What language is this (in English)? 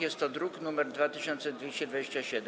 Polish